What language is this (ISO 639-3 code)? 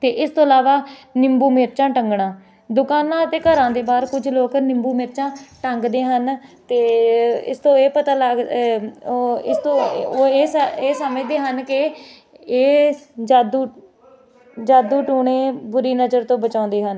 pan